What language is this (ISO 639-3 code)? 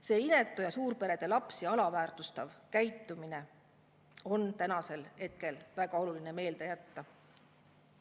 est